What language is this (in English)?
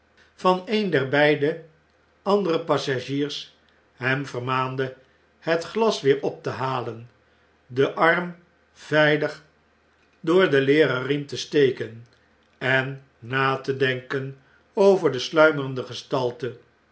Dutch